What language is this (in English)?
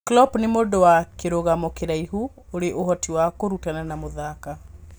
Kikuyu